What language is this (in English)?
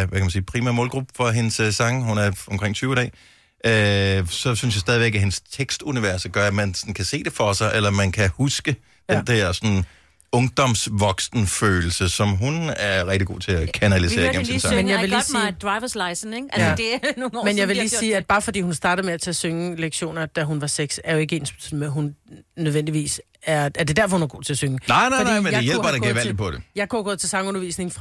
Danish